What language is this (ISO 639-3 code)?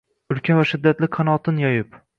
uzb